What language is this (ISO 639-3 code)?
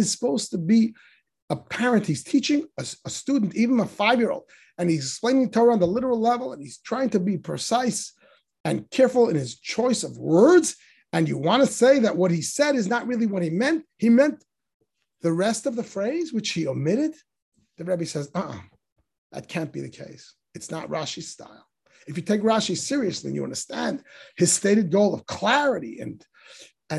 eng